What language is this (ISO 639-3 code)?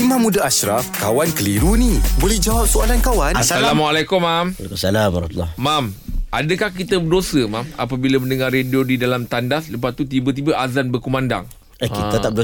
msa